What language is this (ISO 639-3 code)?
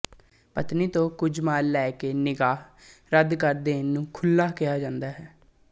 pan